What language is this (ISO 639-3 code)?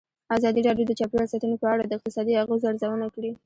pus